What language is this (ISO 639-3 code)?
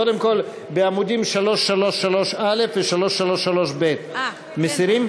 heb